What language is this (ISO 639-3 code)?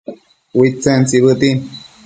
mcf